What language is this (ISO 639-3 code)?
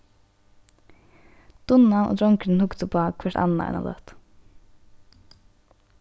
fao